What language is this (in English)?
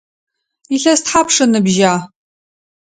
Adyghe